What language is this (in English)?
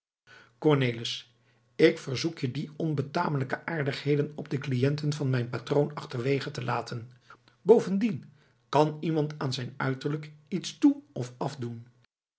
Dutch